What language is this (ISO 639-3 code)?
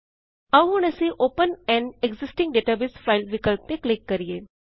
pan